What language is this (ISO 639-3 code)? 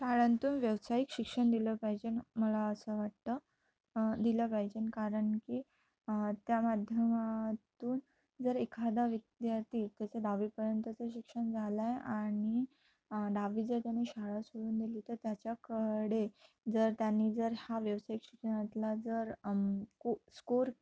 mar